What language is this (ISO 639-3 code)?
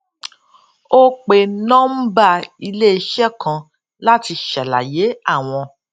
yor